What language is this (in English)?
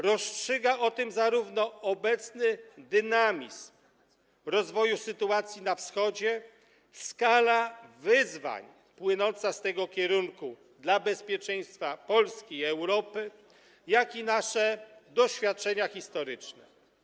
Polish